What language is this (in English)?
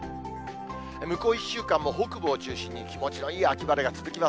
Japanese